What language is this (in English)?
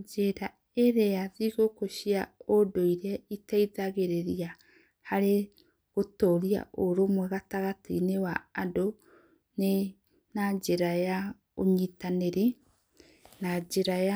Kikuyu